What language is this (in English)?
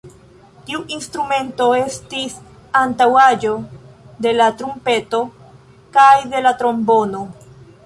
Esperanto